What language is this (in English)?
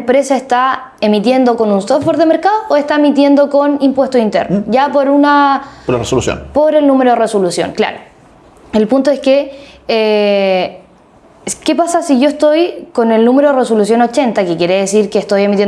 Spanish